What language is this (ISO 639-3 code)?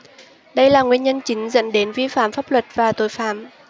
vie